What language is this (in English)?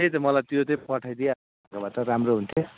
Nepali